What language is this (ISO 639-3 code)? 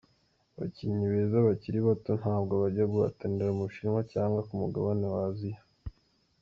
kin